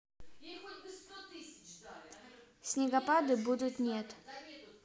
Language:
Russian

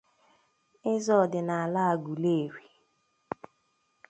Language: Igbo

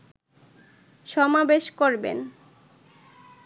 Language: Bangla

